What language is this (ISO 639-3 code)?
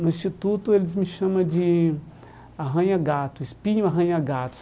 por